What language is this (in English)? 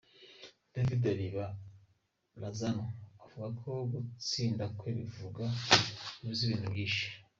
Kinyarwanda